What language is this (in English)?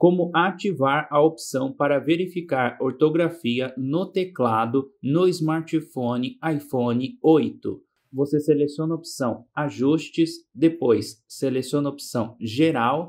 Portuguese